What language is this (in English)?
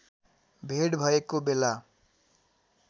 Nepali